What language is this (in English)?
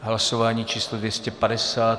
Czech